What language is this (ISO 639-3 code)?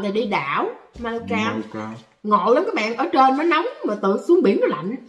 vie